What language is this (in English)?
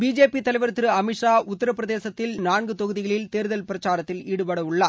Tamil